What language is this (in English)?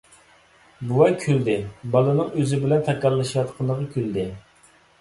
Uyghur